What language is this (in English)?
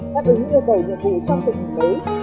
Vietnamese